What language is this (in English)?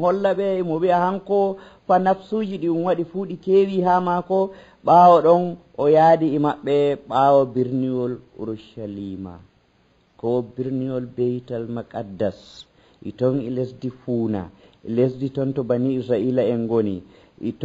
Filipino